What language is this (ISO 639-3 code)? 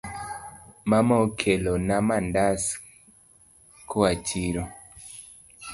luo